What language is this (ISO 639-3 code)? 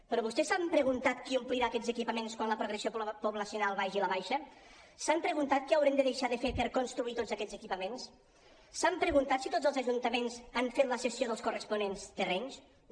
cat